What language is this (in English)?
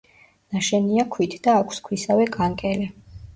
Georgian